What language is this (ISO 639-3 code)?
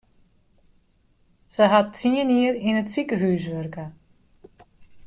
fry